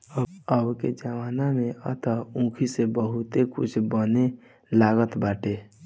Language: Bhojpuri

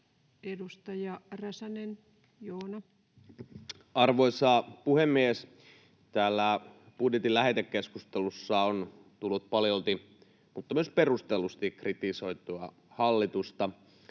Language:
Finnish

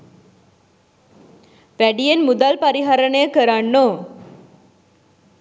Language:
Sinhala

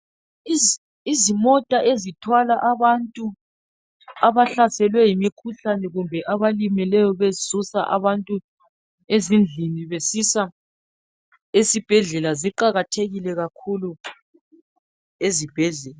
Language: North Ndebele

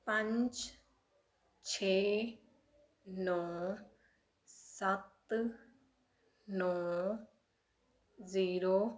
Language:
Punjabi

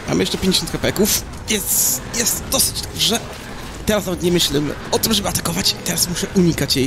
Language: Polish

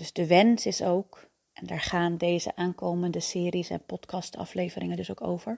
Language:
Dutch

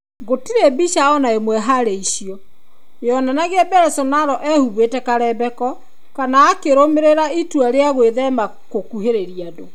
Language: Kikuyu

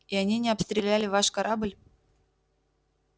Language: Russian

